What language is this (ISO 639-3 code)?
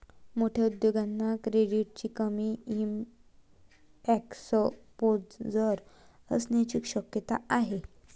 mar